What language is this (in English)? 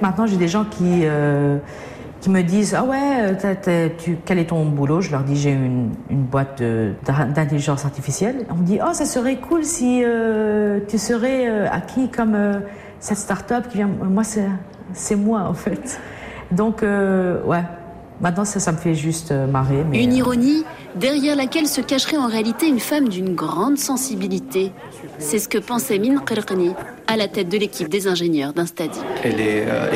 French